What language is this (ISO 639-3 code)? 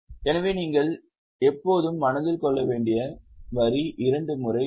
tam